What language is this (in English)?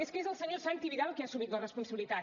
Catalan